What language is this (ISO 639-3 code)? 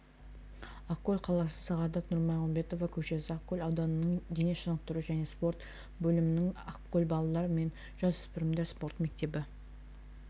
kaz